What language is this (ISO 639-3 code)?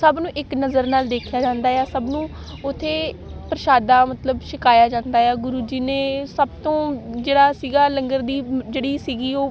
pan